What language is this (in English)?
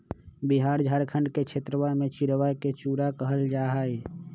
Magahi